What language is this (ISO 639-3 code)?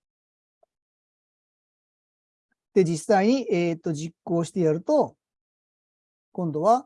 jpn